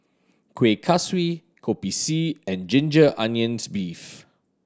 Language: English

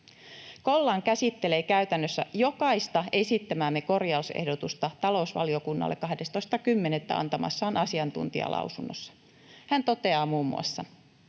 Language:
Finnish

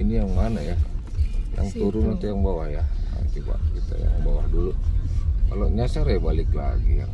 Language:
Indonesian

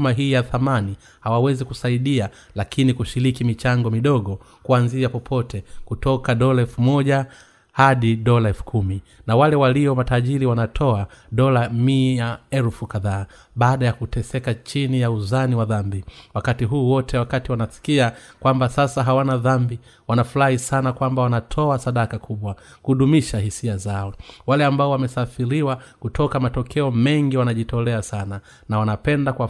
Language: Swahili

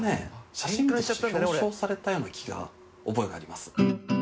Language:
Japanese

